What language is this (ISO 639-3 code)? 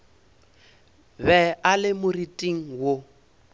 nso